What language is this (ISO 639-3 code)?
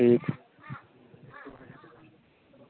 doi